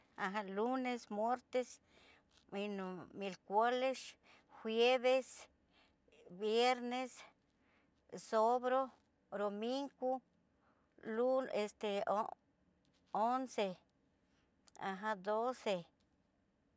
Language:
Tetelcingo Nahuatl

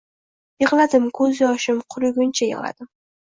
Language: Uzbek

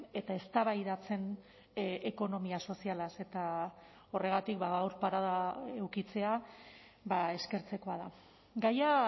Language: Basque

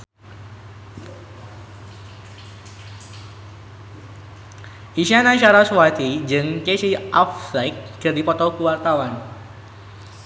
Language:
Sundanese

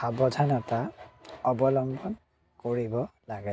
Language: Assamese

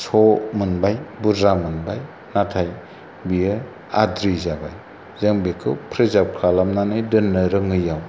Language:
Bodo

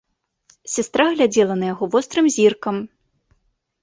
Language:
Belarusian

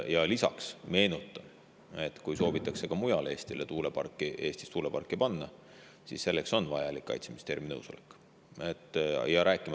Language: Estonian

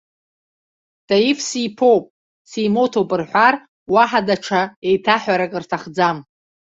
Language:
Abkhazian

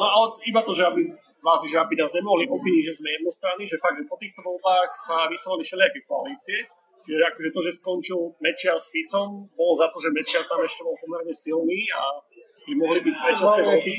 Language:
Slovak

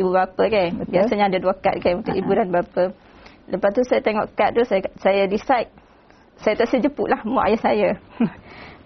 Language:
Malay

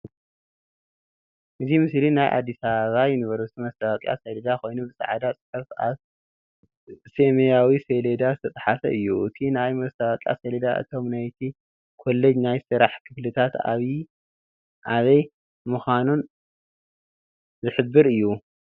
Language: Tigrinya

